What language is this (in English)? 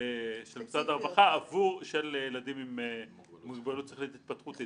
Hebrew